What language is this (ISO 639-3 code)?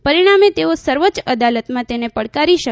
guj